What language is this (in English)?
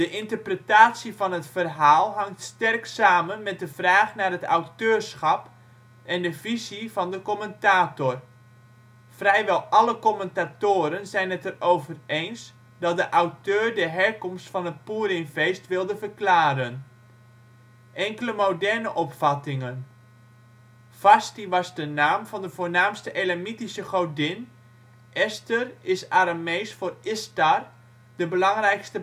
Dutch